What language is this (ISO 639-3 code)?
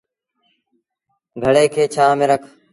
sbn